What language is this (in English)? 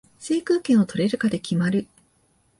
Japanese